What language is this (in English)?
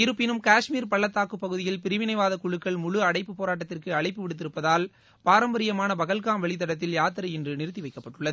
Tamil